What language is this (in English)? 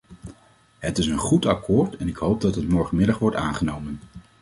Dutch